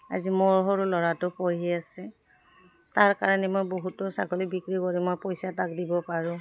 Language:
Assamese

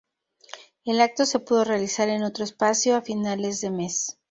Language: Spanish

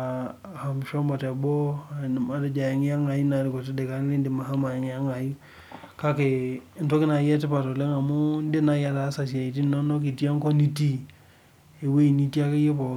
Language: Masai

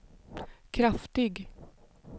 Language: Swedish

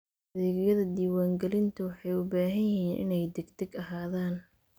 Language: Somali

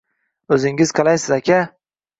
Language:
Uzbek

